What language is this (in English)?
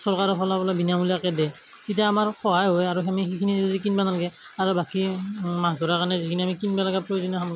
Assamese